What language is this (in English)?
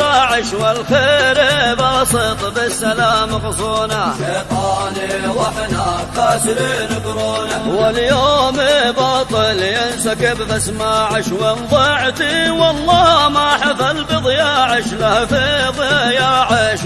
Arabic